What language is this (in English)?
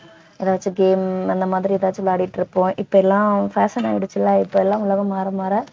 Tamil